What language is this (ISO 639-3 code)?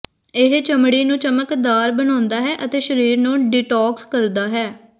pan